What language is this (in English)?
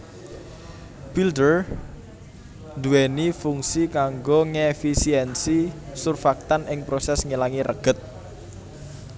Javanese